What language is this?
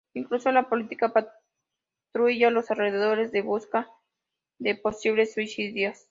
Spanish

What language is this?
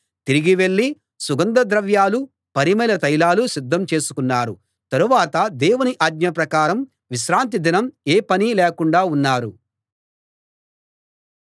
Telugu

